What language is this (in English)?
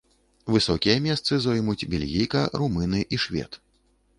Belarusian